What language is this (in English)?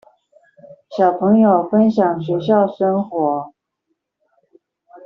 Chinese